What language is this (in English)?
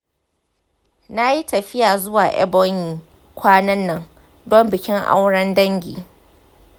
Hausa